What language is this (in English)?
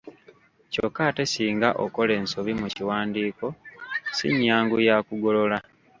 Ganda